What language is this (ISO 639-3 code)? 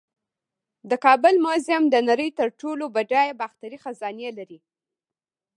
pus